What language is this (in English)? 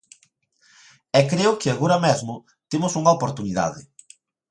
Galician